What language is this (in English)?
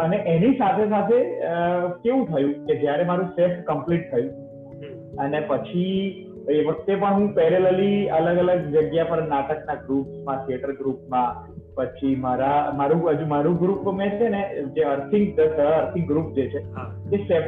Gujarati